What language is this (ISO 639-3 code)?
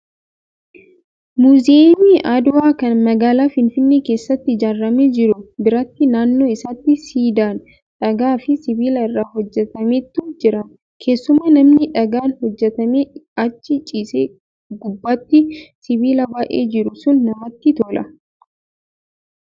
orm